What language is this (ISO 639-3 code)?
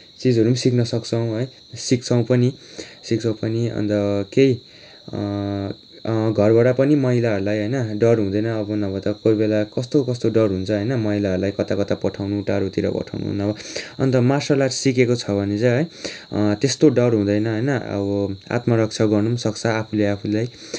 nep